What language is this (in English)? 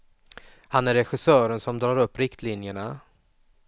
Swedish